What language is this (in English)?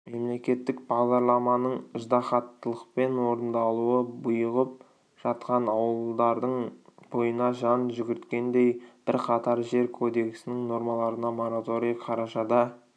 Kazakh